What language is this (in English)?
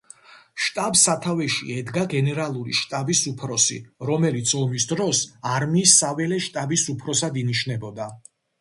Georgian